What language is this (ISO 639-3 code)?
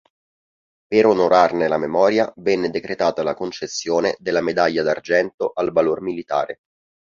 ita